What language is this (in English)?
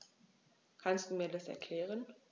German